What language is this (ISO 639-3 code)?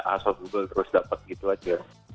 ind